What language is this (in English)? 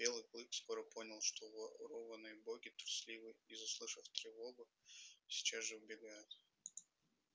Russian